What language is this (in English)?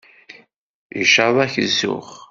Kabyle